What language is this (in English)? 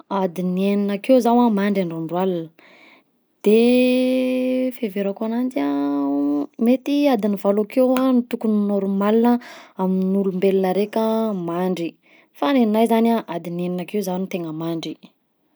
Southern Betsimisaraka Malagasy